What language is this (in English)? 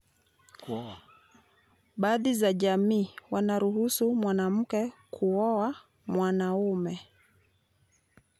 Luo (Kenya and Tanzania)